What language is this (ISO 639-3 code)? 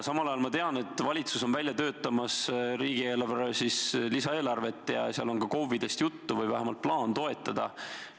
est